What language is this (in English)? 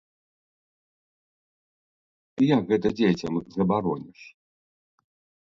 Belarusian